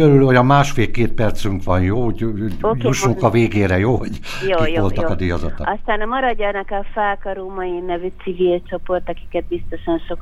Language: Hungarian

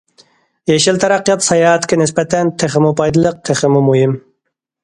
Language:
Uyghur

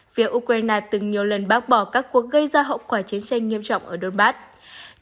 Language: Vietnamese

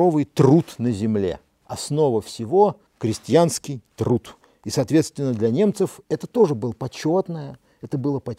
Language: Russian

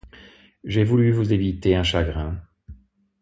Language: French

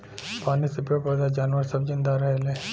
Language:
Bhojpuri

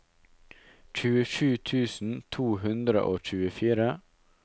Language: Norwegian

